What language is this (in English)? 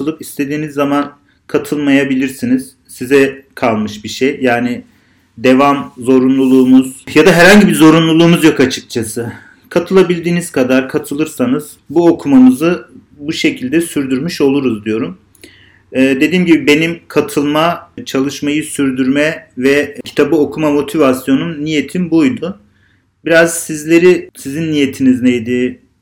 Turkish